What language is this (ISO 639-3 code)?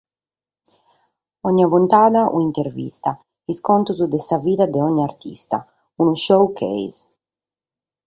srd